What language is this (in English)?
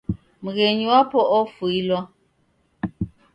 Taita